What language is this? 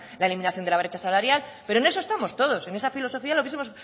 Spanish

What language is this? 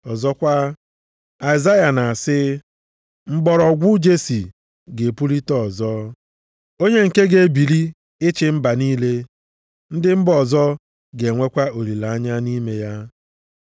Igbo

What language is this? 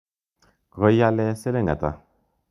Kalenjin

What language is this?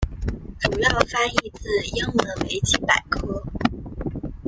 Chinese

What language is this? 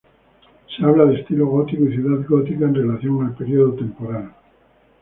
Spanish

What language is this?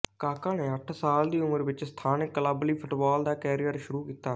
Punjabi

